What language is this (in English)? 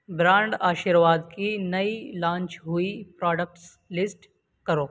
Urdu